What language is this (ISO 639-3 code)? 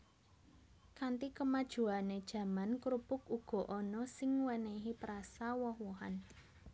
jav